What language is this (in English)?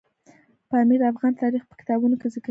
Pashto